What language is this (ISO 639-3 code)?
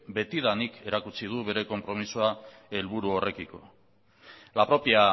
eus